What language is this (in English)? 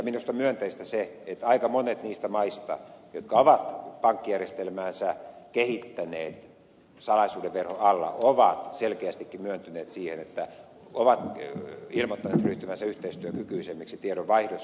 Finnish